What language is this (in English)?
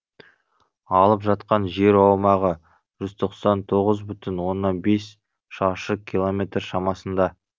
Kazakh